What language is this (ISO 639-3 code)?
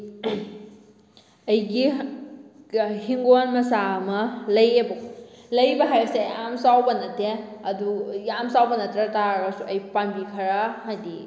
mni